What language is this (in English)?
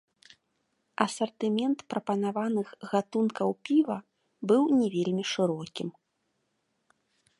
Belarusian